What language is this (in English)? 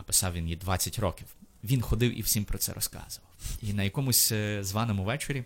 Ukrainian